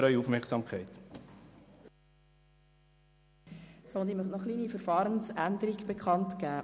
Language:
Swiss German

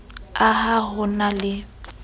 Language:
Southern Sotho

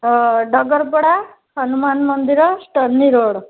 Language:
Odia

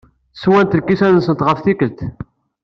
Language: Kabyle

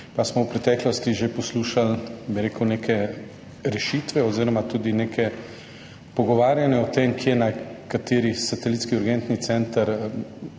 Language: Slovenian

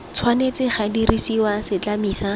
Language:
Tswana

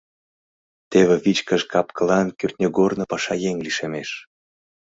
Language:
Mari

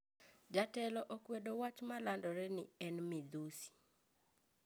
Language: Luo (Kenya and Tanzania)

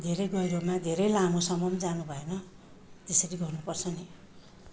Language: Nepali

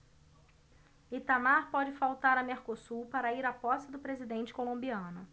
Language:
Portuguese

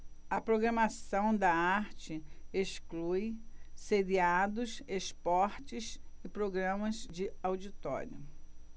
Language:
Portuguese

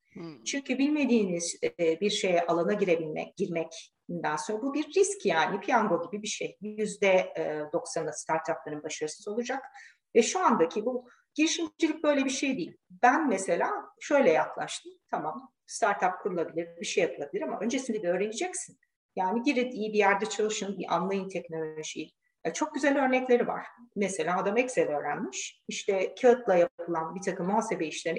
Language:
Turkish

